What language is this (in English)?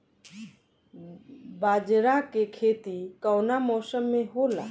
Bhojpuri